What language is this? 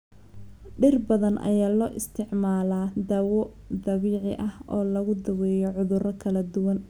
Somali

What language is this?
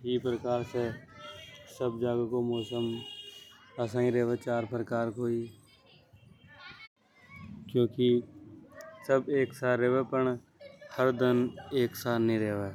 Hadothi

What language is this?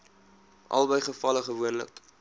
Afrikaans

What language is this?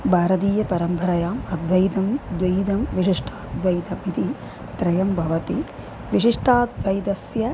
Sanskrit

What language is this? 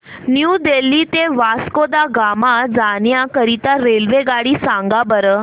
Marathi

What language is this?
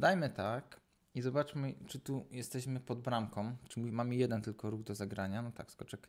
Polish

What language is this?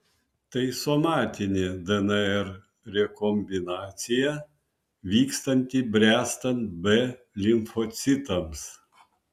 Lithuanian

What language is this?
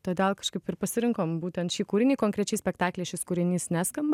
Lithuanian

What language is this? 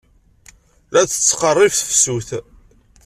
Kabyle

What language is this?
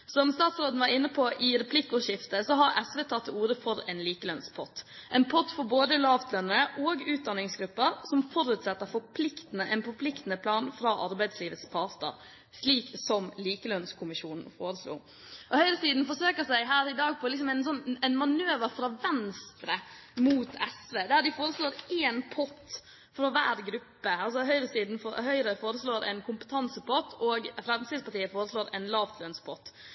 Norwegian Bokmål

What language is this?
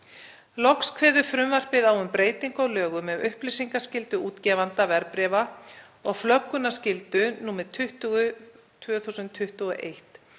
Icelandic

